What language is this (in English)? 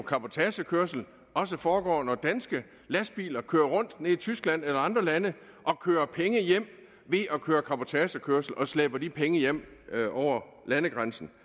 Danish